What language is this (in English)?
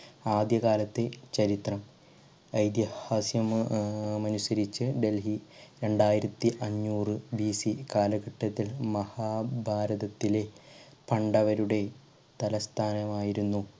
Malayalam